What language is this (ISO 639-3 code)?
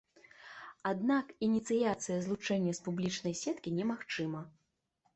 bel